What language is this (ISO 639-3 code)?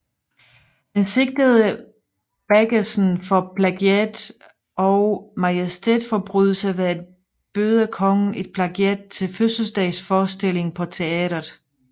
dan